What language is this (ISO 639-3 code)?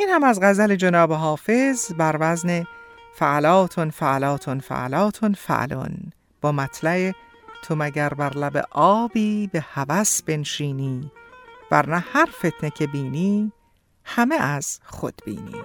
fas